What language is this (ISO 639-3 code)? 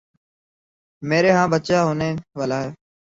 urd